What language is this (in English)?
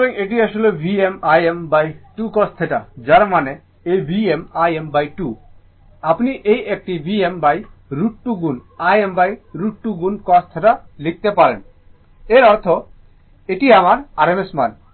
Bangla